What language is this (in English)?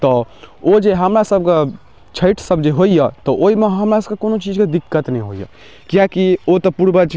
Maithili